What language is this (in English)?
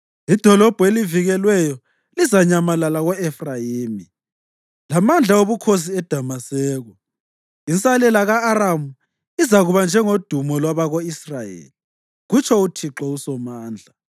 North Ndebele